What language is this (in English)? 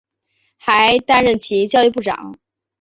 Chinese